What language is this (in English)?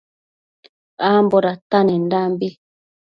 Matsés